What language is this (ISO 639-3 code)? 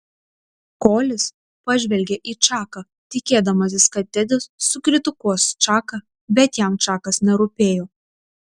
lit